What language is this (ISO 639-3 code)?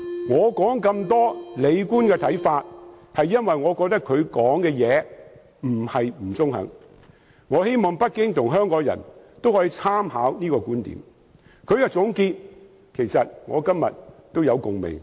yue